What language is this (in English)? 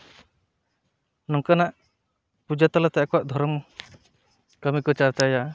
Santali